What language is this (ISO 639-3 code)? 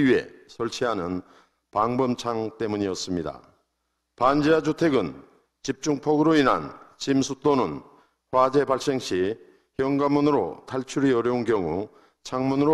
kor